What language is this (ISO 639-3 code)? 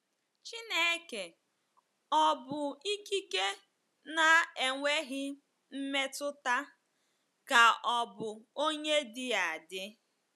ibo